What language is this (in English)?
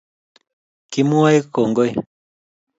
Kalenjin